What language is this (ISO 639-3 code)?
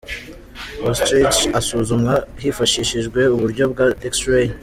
kin